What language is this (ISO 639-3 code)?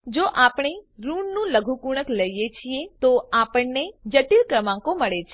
guj